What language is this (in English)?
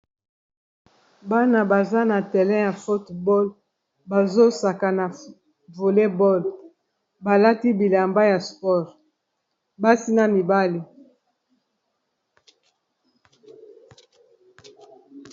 Lingala